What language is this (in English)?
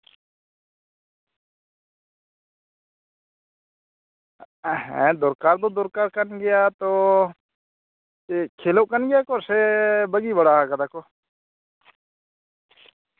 Santali